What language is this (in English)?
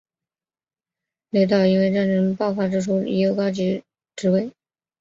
Chinese